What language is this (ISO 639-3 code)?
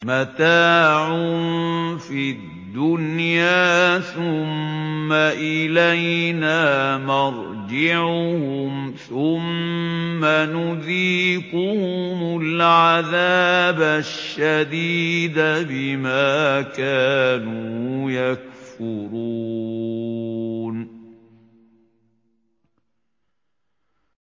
ara